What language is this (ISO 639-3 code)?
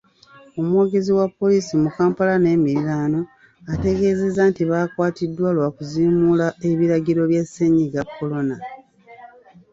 lug